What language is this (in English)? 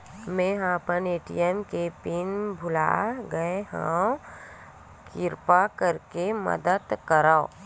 Chhattisgarhi